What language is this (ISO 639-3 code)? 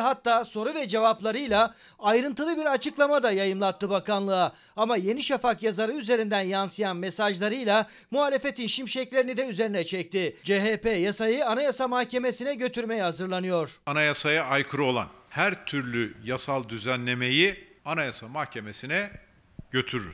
tur